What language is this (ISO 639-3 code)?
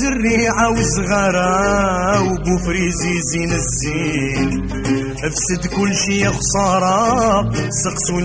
ara